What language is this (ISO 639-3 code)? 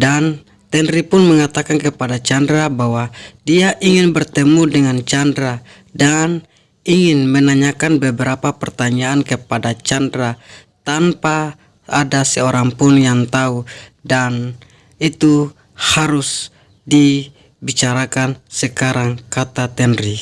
ind